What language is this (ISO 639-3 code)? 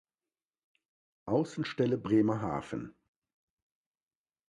deu